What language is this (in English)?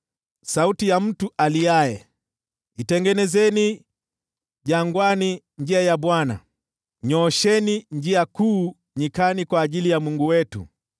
Swahili